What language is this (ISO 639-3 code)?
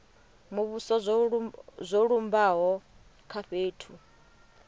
ven